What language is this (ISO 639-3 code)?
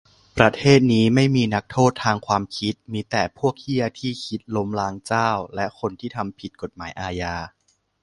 tha